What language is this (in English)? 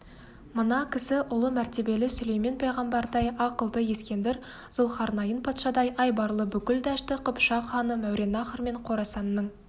Kazakh